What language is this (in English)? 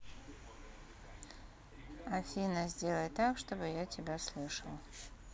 Russian